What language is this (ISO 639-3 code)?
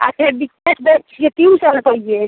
mai